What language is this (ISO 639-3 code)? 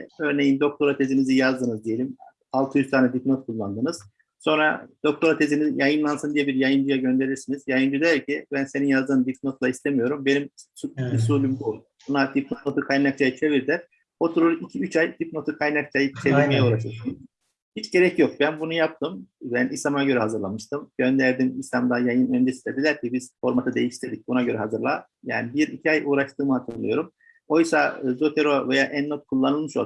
tur